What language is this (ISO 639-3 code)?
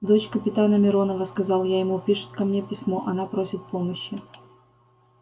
rus